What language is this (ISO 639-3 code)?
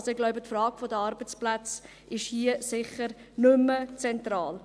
gsw